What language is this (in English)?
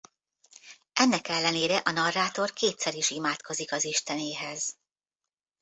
Hungarian